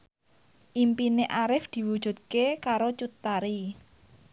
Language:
Javanese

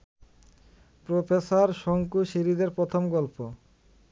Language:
Bangla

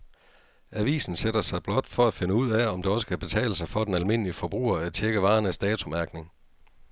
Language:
Danish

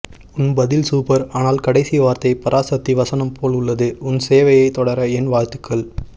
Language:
Tamil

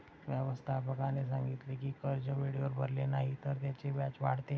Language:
Marathi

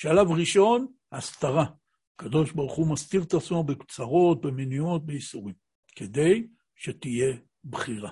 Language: Hebrew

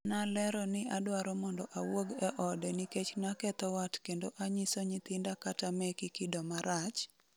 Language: Luo (Kenya and Tanzania)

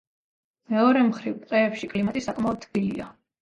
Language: Georgian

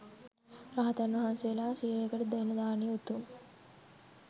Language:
Sinhala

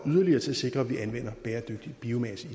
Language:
Danish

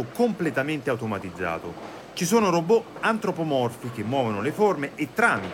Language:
Italian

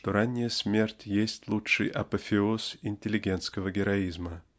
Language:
Russian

